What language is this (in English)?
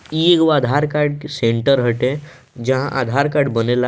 Bhojpuri